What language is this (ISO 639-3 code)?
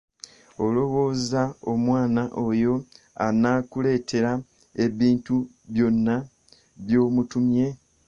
lug